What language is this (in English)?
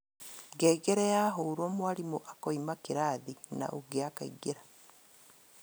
Kikuyu